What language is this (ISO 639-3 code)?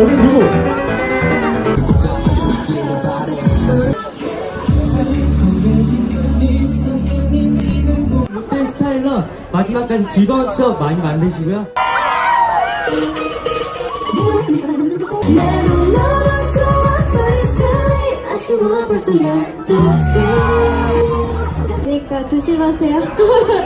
kor